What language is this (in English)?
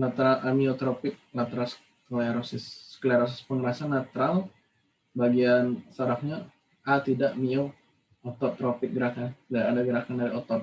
Indonesian